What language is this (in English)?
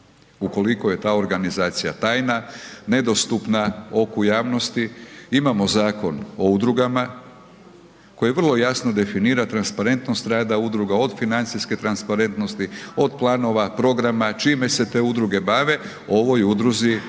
Croatian